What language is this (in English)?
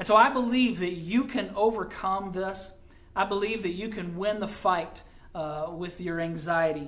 English